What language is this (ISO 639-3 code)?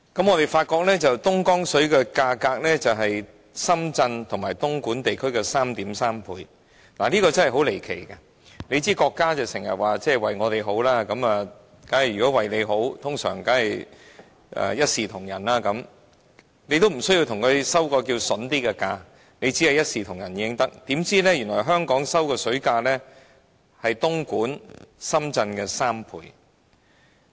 yue